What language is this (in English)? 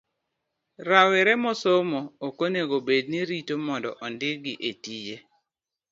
Luo (Kenya and Tanzania)